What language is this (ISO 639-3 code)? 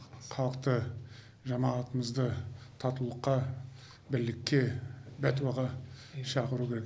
kaz